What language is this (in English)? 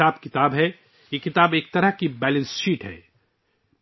Urdu